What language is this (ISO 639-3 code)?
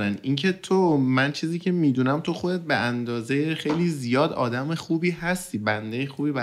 fas